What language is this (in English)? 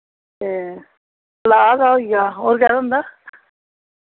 Dogri